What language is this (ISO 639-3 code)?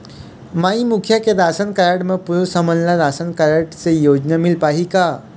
hne